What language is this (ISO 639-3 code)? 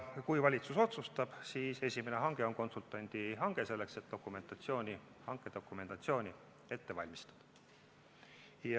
est